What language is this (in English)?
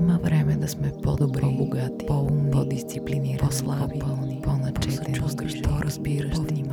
Bulgarian